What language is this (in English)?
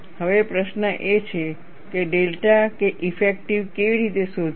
Gujarati